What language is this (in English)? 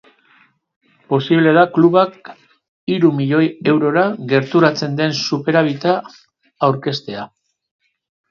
Basque